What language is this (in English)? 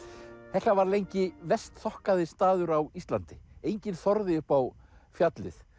Icelandic